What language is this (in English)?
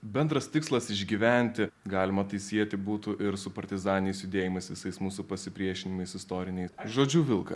Lithuanian